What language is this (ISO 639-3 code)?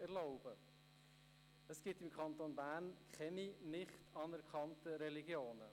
gsw